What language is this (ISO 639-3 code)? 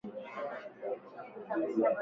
swa